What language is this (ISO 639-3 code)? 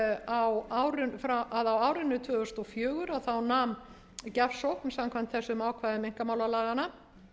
isl